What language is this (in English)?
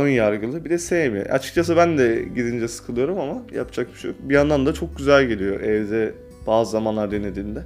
Turkish